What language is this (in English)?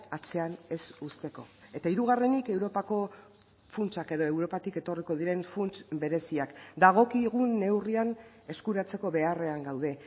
Basque